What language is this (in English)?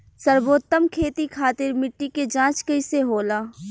Bhojpuri